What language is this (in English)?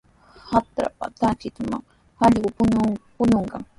Sihuas Ancash Quechua